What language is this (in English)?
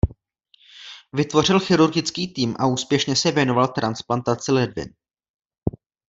Czech